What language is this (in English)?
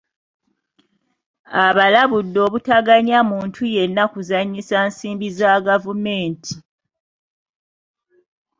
Ganda